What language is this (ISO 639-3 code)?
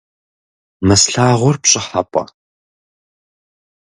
kbd